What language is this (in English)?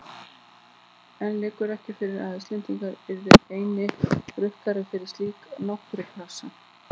Icelandic